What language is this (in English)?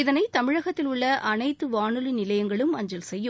Tamil